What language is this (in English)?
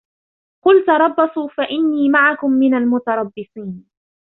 Arabic